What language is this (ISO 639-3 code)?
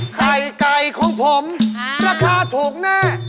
tha